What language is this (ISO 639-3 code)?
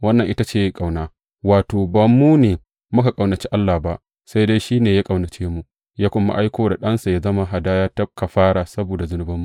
hau